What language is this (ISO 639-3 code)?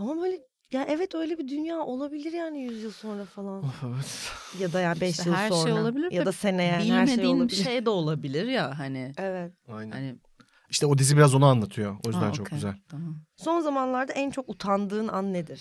tur